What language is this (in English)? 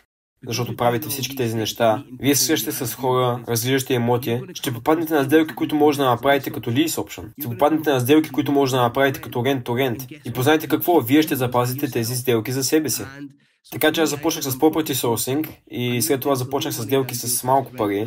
Bulgarian